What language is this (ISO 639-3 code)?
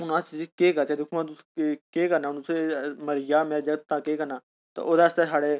doi